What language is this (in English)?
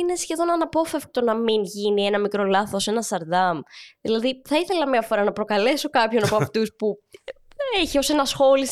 Greek